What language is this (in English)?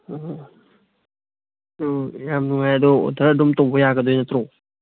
Manipuri